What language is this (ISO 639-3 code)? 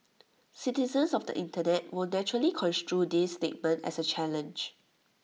eng